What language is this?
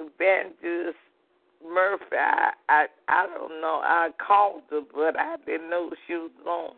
English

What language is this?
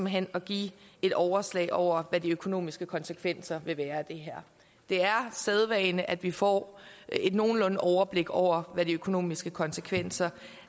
Danish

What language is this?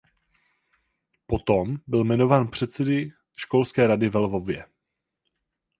Czech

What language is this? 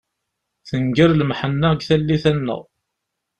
Kabyle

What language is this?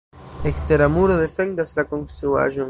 Esperanto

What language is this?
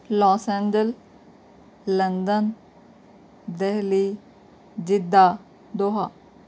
Urdu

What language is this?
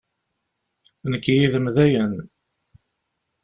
Kabyle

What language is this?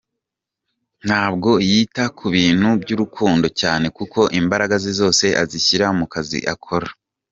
Kinyarwanda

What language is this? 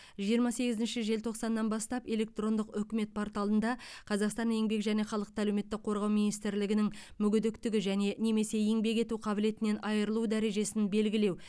Kazakh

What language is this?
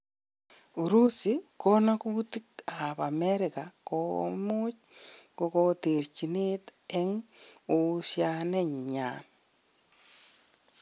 Kalenjin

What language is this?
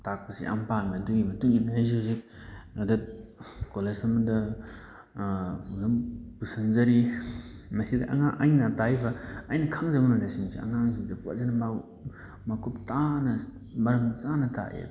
Manipuri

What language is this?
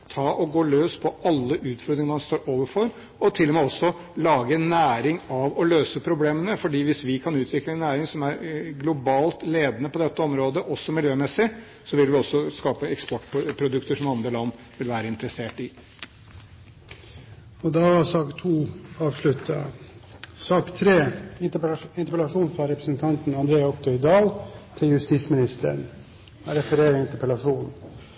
Norwegian Bokmål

